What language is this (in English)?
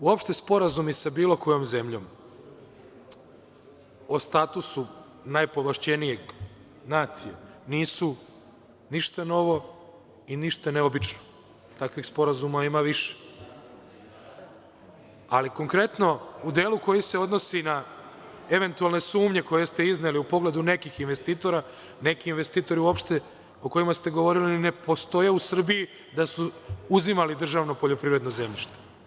Serbian